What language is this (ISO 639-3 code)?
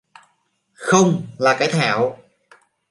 vie